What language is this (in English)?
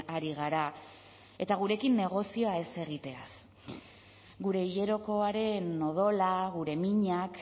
Basque